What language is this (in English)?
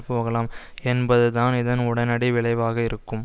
Tamil